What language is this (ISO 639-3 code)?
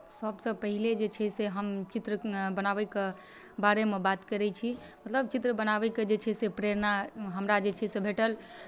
mai